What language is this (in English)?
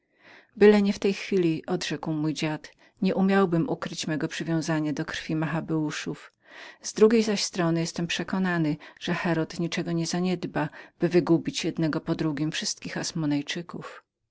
Polish